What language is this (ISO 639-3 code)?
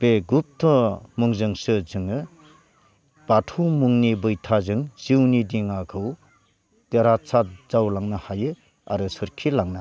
brx